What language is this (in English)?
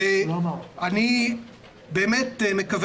Hebrew